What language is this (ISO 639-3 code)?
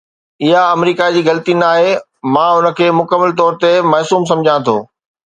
snd